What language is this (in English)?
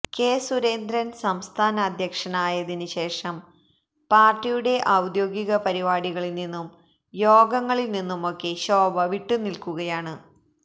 Malayalam